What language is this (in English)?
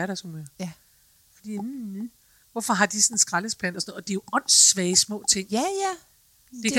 Danish